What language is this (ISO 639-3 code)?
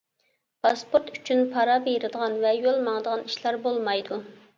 uig